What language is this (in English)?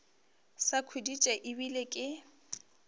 Northern Sotho